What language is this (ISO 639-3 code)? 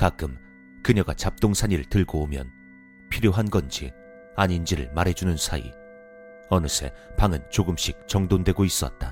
kor